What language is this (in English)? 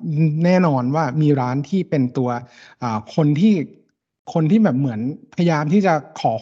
Thai